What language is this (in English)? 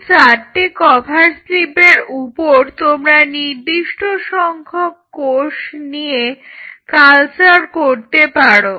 Bangla